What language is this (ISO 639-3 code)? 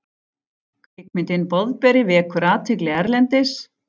isl